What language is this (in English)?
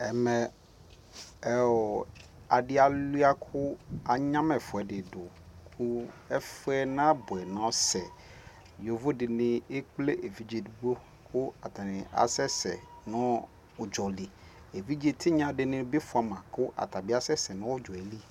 Ikposo